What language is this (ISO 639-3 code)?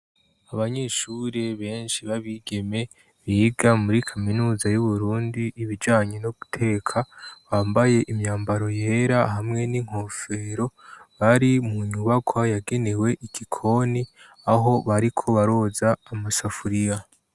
run